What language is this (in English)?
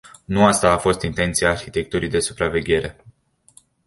Romanian